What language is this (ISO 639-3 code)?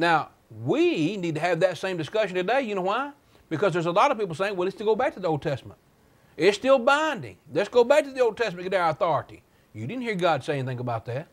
eng